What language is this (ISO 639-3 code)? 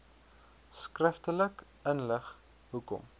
afr